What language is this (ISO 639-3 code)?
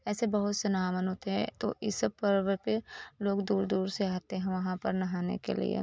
hin